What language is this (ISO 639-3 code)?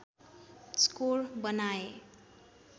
nep